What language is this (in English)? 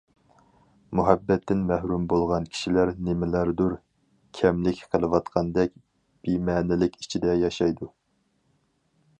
Uyghur